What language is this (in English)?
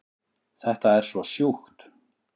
Icelandic